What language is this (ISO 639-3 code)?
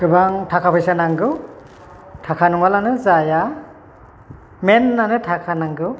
brx